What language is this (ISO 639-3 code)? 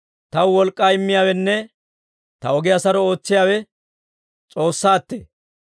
dwr